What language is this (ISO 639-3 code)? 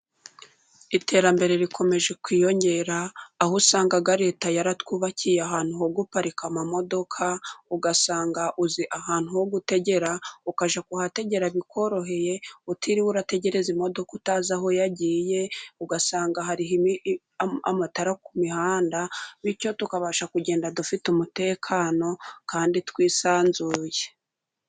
kin